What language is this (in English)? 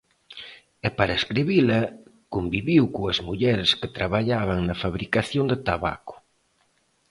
Galician